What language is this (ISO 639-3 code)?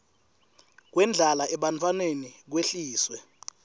ssw